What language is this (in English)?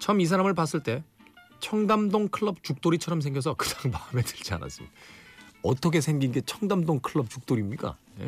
Korean